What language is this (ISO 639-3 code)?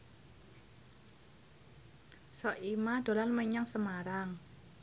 jav